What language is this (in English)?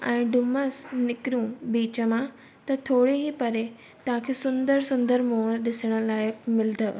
Sindhi